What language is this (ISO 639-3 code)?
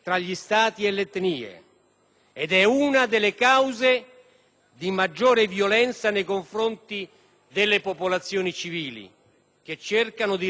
ita